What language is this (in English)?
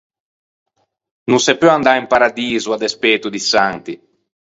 Ligurian